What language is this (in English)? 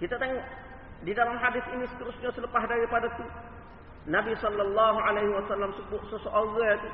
Malay